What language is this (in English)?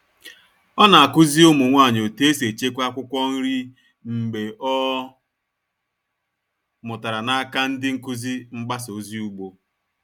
Igbo